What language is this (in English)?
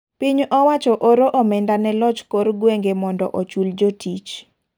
Luo (Kenya and Tanzania)